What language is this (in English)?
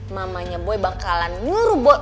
Indonesian